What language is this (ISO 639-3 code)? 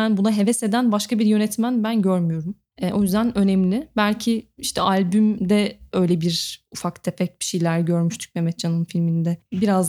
tur